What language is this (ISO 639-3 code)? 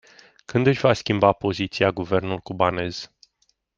ron